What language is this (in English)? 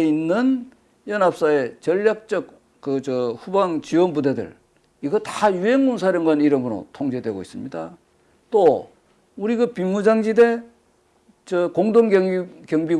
Korean